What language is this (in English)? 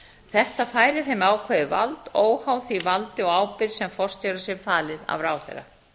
Icelandic